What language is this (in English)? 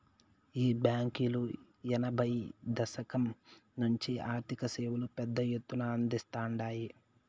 Telugu